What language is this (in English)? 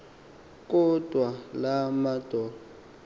Xhosa